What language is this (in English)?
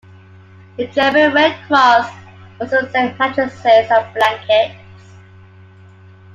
English